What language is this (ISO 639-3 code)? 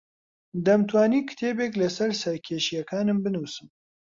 ckb